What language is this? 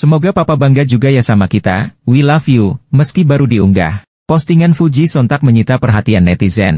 Indonesian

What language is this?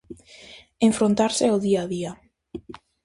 Galician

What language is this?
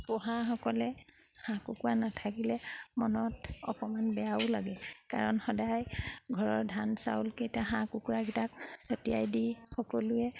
Assamese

